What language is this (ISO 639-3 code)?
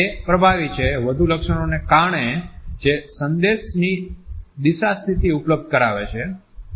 guj